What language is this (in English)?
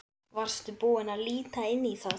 Icelandic